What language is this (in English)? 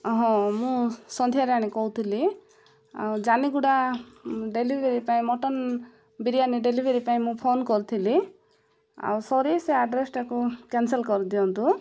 Odia